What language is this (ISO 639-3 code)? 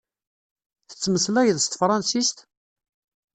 kab